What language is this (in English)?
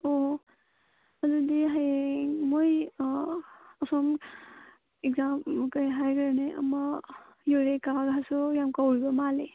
Manipuri